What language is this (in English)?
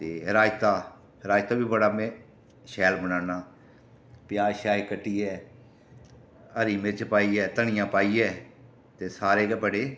Dogri